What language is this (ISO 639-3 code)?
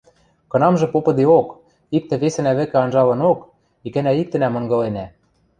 mrj